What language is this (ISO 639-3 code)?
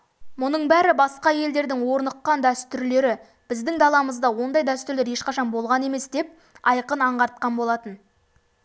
kaz